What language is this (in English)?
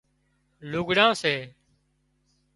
Wadiyara Koli